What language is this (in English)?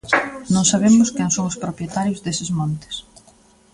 Galician